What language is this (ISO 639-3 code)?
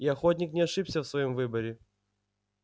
rus